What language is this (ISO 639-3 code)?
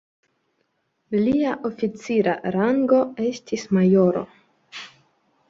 epo